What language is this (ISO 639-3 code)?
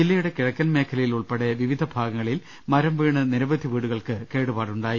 mal